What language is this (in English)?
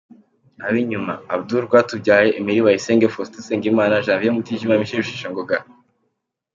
Kinyarwanda